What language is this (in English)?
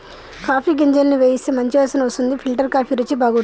Telugu